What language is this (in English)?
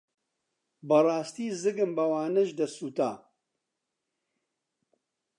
Central Kurdish